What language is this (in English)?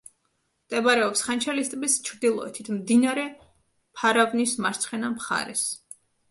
Georgian